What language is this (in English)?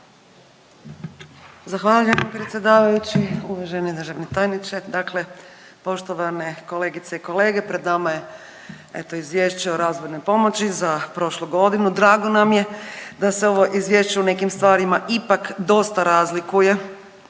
Croatian